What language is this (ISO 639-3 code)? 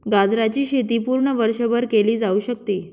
mar